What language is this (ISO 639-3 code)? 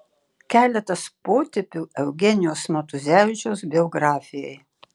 lit